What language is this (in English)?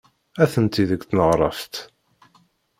Kabyle